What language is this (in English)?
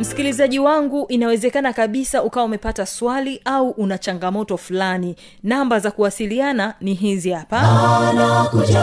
Swahili